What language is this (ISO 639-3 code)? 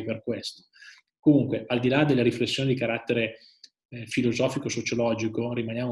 ita